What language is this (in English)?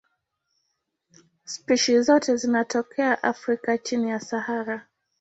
Swahili